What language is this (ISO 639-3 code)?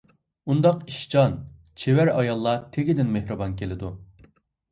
uig